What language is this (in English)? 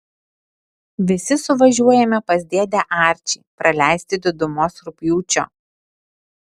Lithuanian